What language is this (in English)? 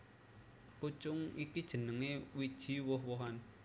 Javanese